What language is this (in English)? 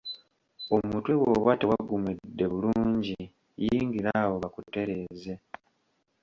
Ganda